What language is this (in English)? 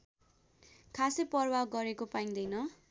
Nepali